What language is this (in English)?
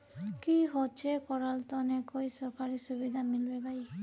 Magahi